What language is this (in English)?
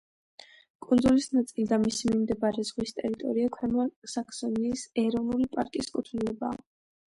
Georgian